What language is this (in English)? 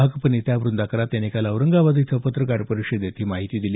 Marathi